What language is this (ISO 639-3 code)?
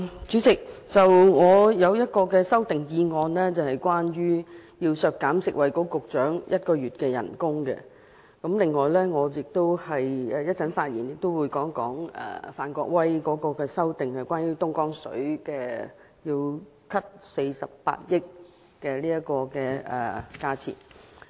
yue